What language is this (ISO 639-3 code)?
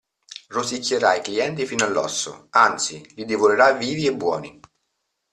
ita